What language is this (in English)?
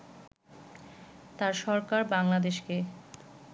Bangla